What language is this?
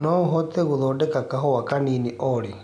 Kikuyu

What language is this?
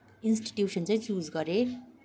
Nepali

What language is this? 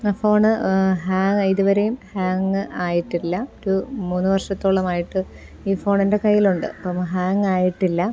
Malayalam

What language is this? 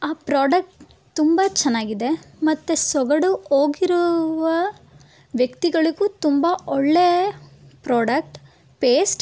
Kannada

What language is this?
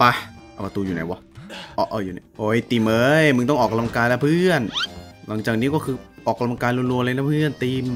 Thai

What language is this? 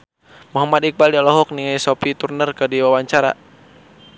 Sundanese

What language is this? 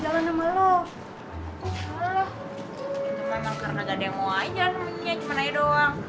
Indonesian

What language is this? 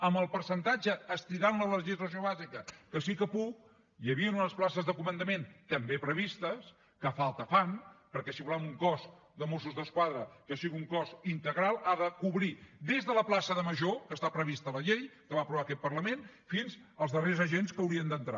Catalan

